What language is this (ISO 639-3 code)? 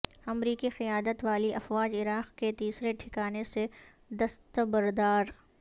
urd